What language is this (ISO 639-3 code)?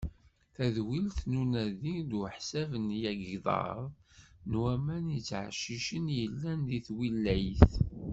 kab